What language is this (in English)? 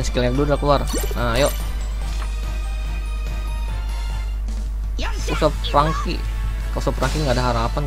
Indonesian